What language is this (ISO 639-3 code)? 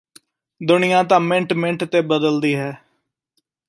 pan